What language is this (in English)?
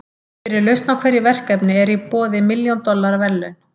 Icelandic